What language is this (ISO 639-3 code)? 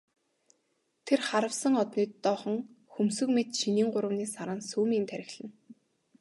mon